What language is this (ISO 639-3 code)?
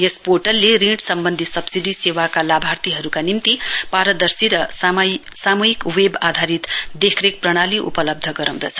nep